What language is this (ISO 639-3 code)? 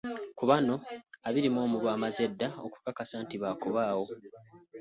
lug